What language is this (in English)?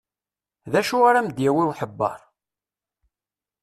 Kabyle